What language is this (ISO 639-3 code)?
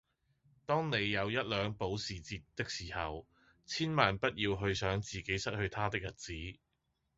yue